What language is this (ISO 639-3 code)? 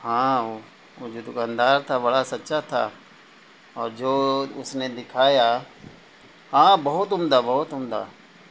urd